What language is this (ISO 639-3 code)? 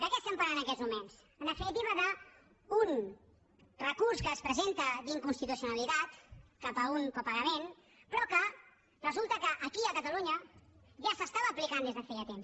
cat